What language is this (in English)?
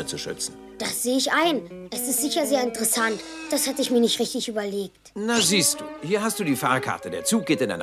German